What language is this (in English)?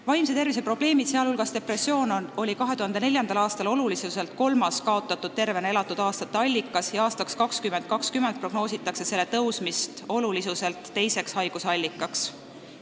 Estonian